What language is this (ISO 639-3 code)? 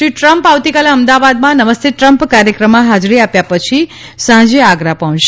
guj